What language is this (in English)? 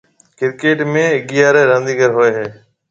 Marwari (Pakistan)